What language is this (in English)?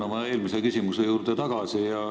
Estonian